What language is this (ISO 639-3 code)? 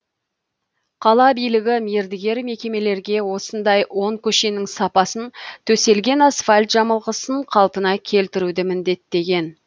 kaz